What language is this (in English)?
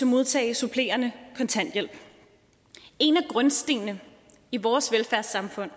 Danish